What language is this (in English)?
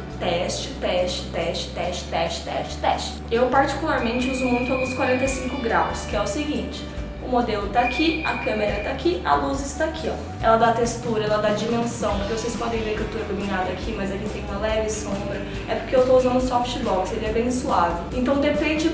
Portuguese